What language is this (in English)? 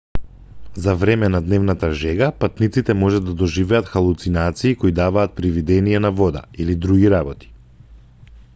Macedonian